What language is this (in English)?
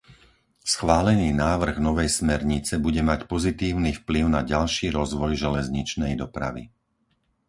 Slovak